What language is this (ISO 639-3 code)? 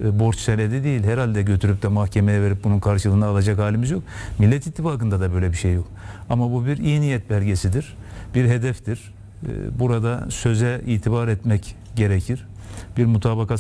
tur